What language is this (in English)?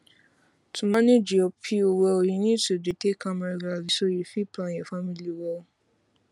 Nigerian Pidgin